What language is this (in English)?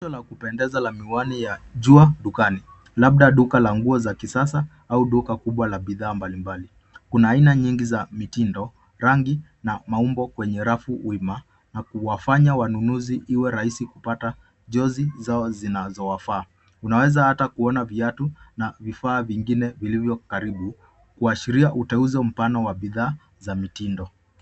Swahili